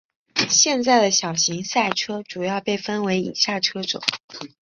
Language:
Chinese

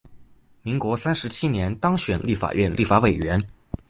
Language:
Chinese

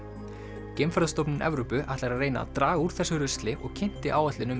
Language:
Icelandic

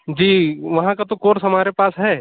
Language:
Urdu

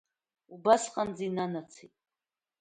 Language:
Abkhazian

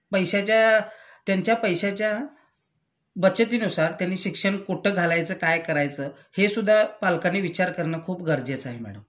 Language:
Marathi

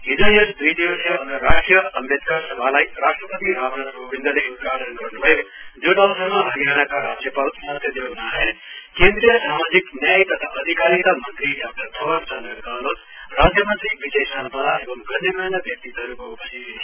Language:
Nepali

